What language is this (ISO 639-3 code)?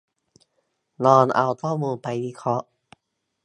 tha